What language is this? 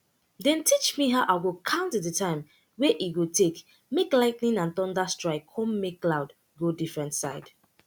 Nigerian Pidgin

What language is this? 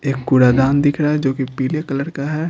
Hindi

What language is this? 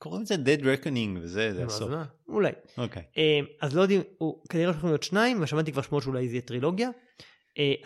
Hebrew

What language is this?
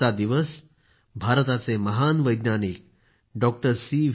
Marathi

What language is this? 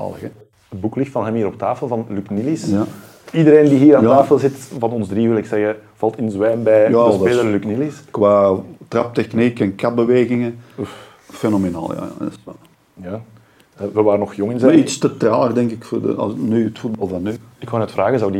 Dutch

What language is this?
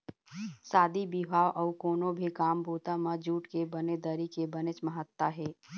Chhattisgarhi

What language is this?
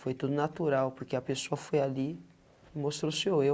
Portuguese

